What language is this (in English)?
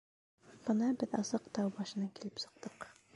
Bashkir